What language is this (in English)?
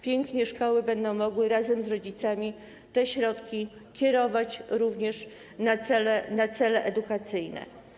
Polish